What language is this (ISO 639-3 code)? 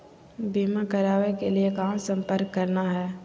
mag